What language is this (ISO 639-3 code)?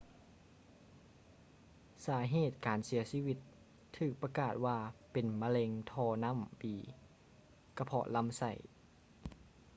lao